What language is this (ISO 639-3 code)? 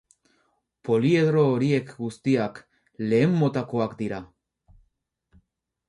eus